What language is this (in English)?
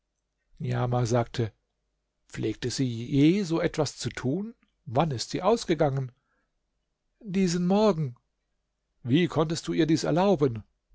German